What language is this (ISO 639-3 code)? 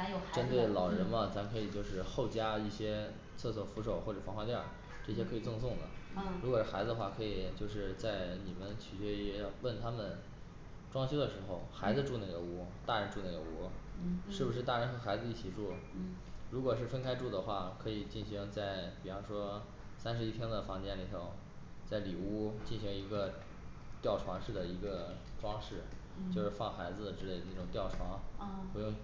zho